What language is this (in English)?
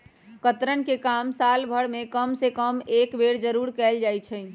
Magahi